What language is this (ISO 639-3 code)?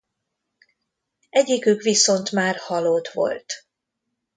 hun